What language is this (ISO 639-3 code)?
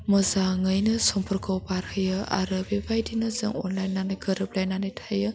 brx